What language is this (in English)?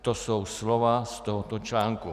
Czech